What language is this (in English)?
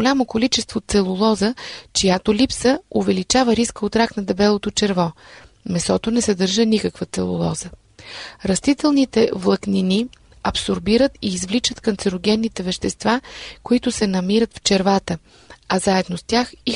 Bulgarian